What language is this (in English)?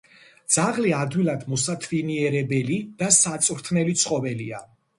Georgian